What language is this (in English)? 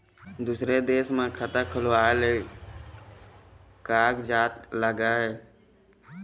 Chhattisgarhi